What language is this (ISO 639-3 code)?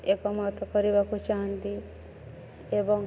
ori